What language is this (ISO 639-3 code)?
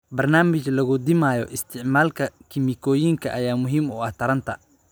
som